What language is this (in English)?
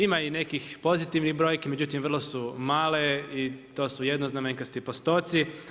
Croatian